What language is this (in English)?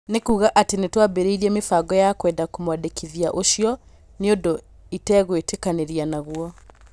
Kikuyu